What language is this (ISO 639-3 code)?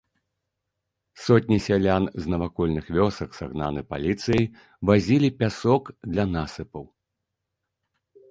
bel